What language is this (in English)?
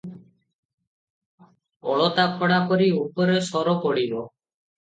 Odia